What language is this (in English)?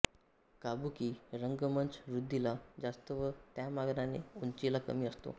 Marathi